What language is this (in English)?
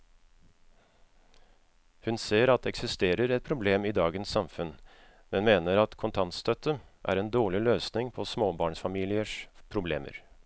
Norwegian